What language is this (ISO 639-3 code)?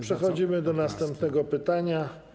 pol